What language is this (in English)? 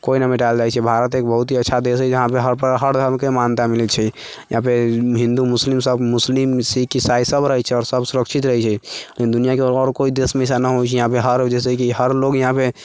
Maithili